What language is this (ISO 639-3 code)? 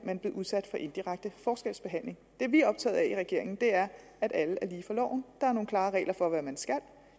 dan